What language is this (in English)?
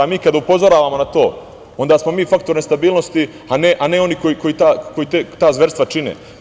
Serbian